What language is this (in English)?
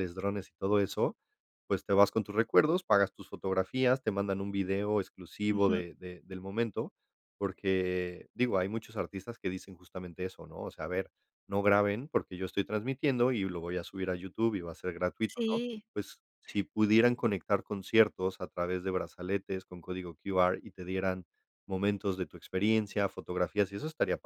Spanish